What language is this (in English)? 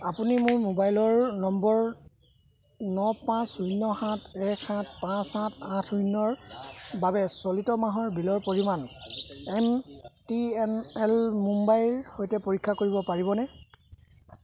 Assamese